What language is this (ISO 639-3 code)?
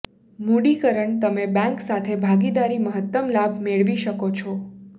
guj